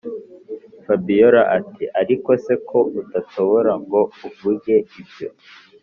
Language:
Kinyarwanda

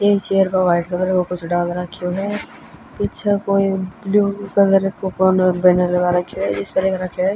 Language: Haryanvi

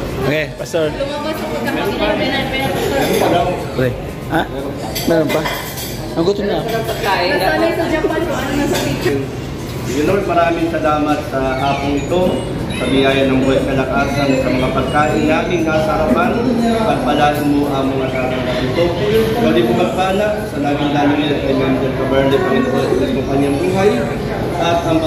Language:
Filipino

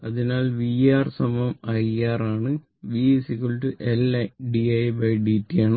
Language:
Malayalam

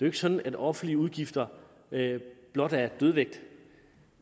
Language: Danish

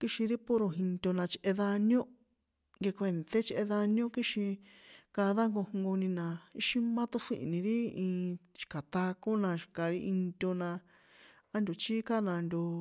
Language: San Juan Atzingo Popoloca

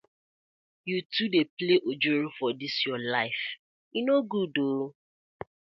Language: Nigerian Pidgin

